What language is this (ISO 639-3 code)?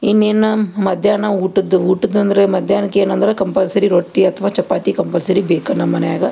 kan